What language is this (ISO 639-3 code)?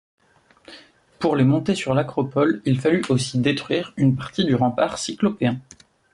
fra